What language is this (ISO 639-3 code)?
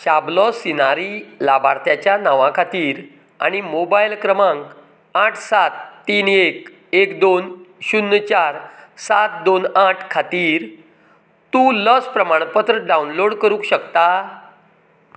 kok